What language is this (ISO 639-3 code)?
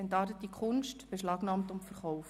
gsw